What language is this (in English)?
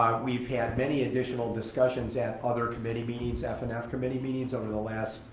English